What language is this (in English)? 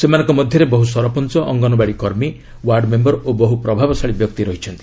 Odia